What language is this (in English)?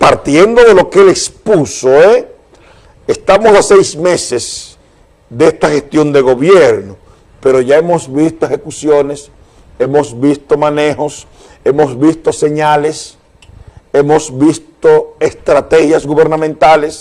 Spanish